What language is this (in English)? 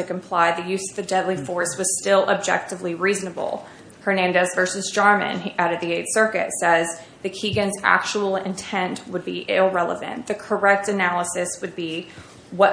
English